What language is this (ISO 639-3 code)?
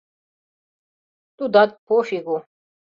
chm